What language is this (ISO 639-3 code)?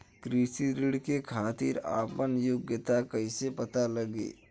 bho